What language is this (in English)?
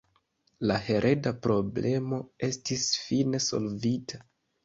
Esperanto